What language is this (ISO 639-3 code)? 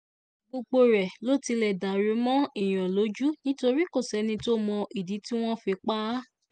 yor